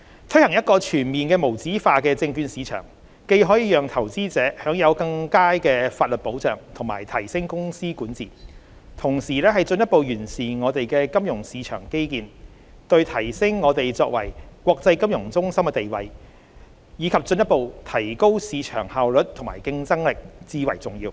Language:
Cantonese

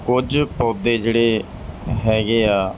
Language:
Punjabi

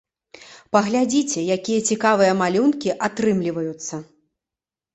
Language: Belarusian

